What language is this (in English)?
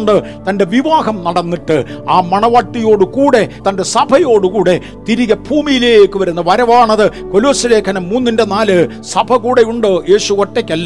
Malayalam